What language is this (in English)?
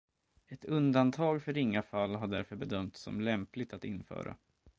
Swedish